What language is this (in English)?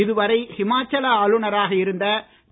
Tamil